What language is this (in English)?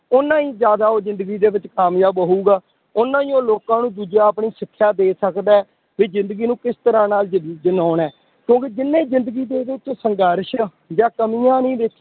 Punjabi